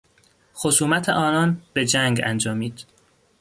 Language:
Persian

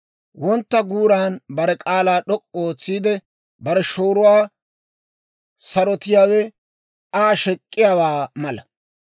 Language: Dawro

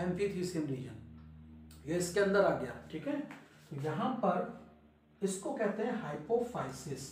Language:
Hindi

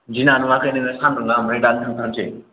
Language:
Bodo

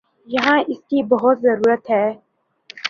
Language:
Urdu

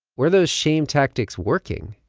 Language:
English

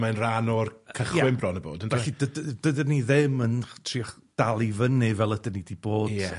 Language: Welsh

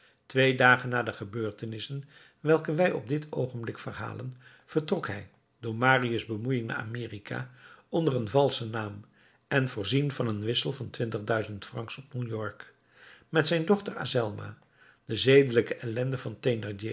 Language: Dutch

